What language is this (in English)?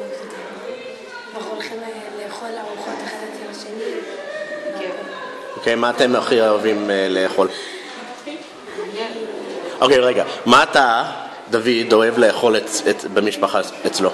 Hebrew